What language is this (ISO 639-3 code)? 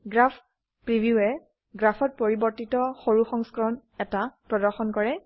asm